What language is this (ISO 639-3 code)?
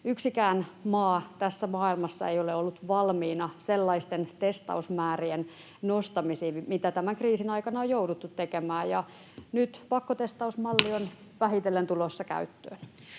fin